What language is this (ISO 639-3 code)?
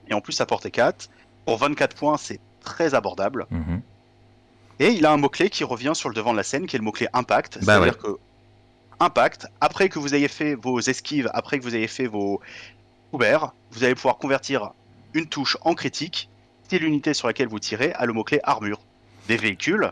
fra